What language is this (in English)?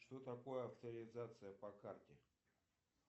Russian